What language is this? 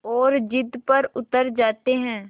Hindi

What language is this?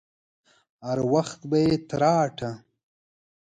Pashto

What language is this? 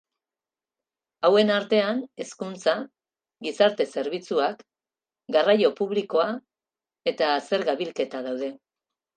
Basque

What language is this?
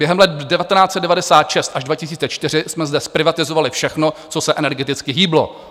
Czech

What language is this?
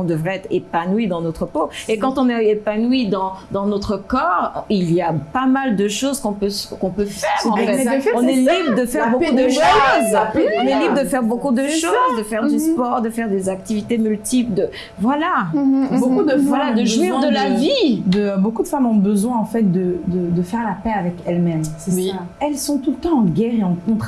French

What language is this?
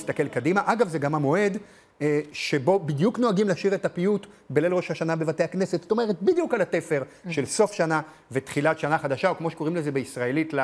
Hebrew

